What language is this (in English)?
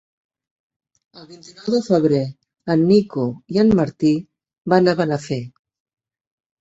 Catalan